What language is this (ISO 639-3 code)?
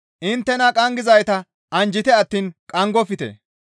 gmv